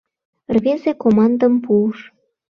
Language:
Mari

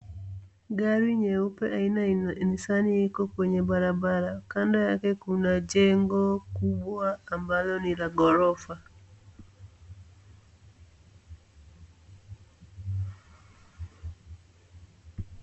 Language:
Swahili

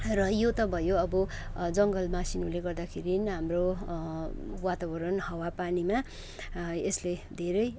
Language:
Nepali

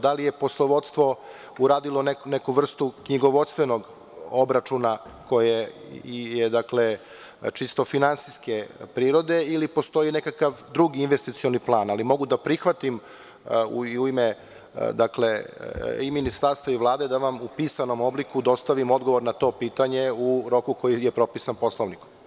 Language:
Serbian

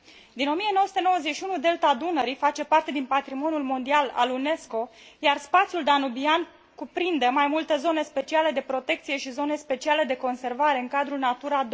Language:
Romanian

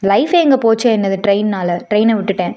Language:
Tamil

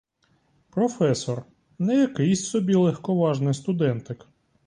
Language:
Ukrainian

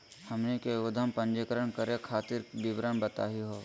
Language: Magahi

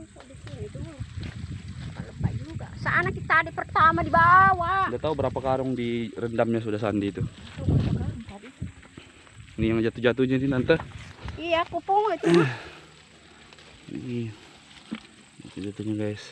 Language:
Indonesian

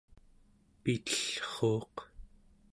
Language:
Central Yupik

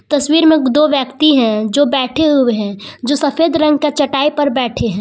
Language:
Hindi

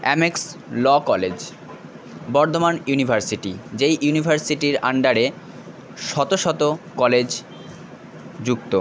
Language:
Bangla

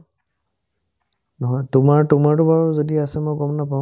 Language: Assamese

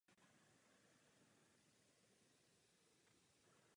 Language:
Czech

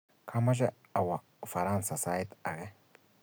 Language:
Kalenjin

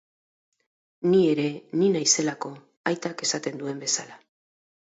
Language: Basque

